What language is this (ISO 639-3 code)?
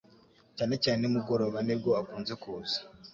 kin